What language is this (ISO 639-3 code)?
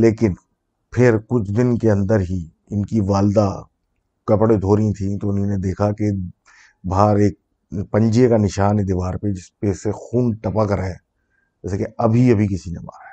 urd